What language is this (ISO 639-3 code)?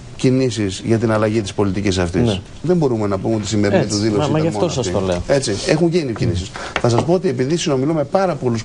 ell